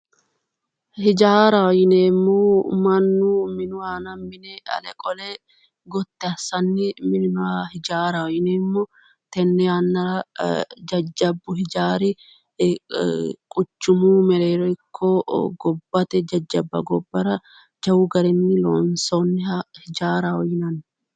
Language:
Sidamo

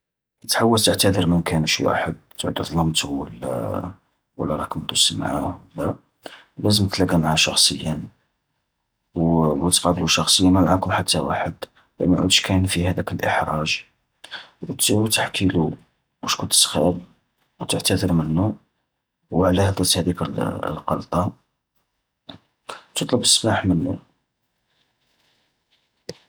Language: Algerian Arabic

